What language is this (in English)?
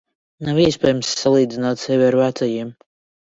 Latvian